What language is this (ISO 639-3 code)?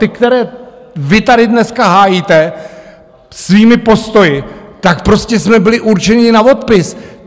ces